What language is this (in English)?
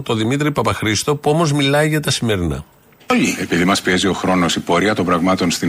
Greek